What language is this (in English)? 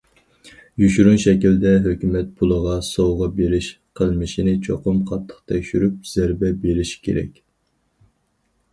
Uyghur